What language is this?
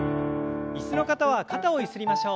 Japanese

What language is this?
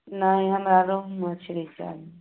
Maithili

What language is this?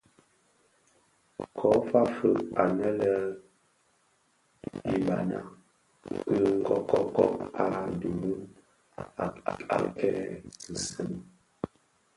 Bafia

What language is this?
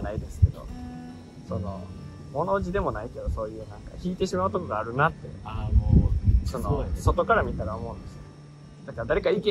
Japanese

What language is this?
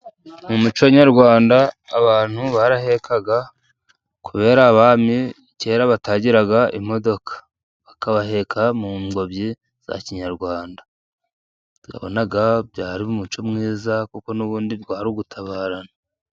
Kinyarwanda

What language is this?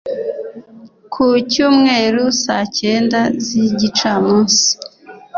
Kinyarwanda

